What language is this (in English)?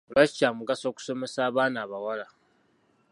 Ganda